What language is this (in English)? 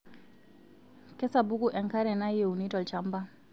Masai